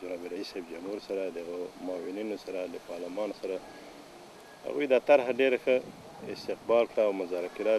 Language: Arabic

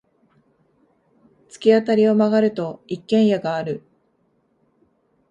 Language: Japanese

